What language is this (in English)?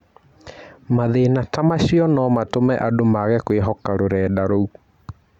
Kikuyu